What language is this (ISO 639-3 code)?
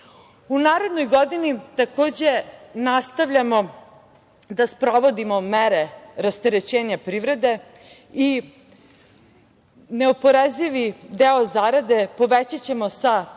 srp